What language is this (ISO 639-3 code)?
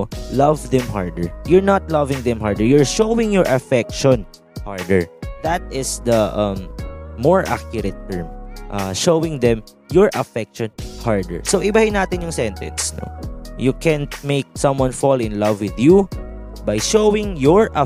fil